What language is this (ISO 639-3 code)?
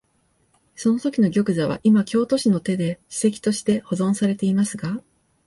jpn